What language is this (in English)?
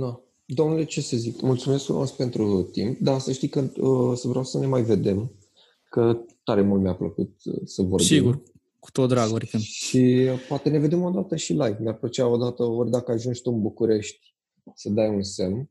Romanian